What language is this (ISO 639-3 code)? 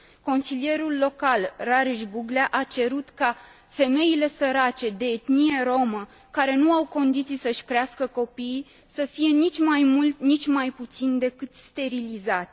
ron